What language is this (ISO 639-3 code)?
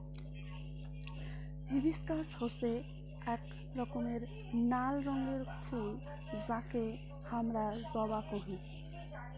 ben